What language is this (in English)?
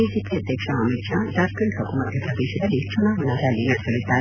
Kannada